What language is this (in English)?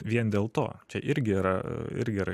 Lithuanian